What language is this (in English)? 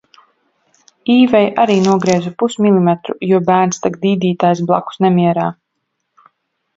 Latvian